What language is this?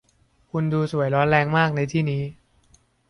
Thai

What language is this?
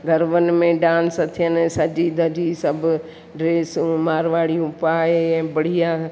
Sindhi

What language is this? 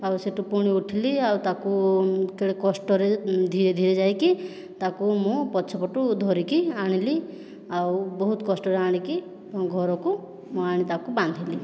Odia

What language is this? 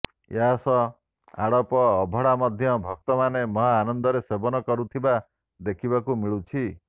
Odia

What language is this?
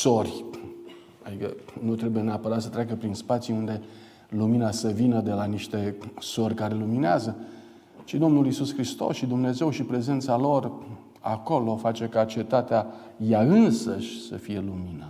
Romanian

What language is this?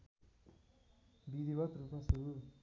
Nepali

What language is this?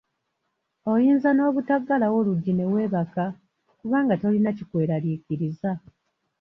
Ganda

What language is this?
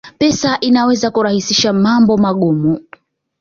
Swahili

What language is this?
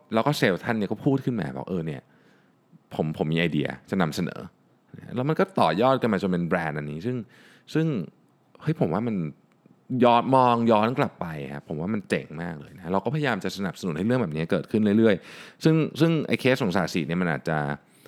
Thai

